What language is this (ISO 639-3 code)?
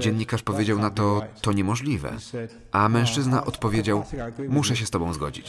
pol